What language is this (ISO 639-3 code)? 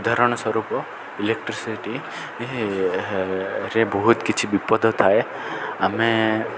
ori